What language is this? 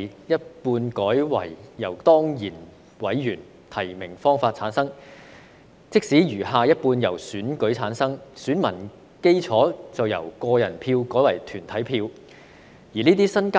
Cantonese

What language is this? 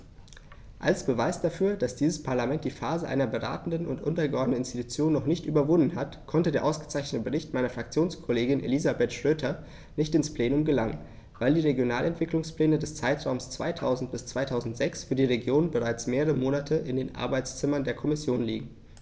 German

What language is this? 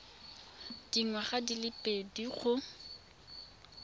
Tswana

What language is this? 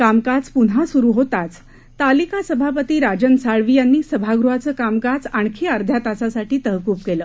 Marathi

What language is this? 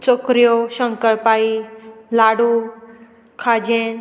Konkani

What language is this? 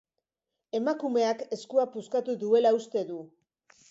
Basque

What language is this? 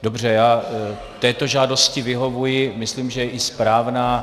Czech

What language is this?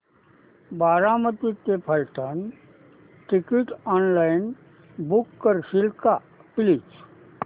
Marathi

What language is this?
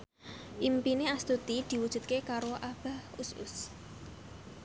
Javanese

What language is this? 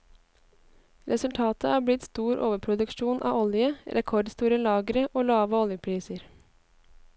Norwegian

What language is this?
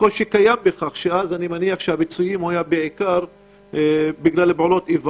Hebrew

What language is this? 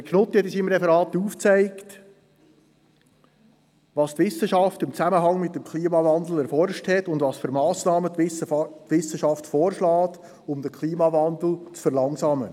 Swiss German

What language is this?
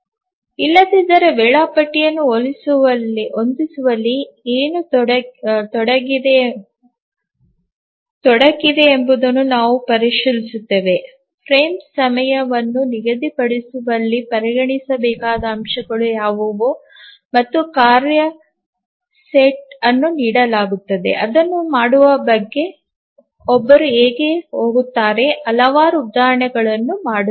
Kannada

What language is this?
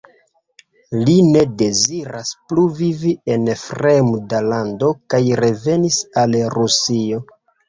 Esperanto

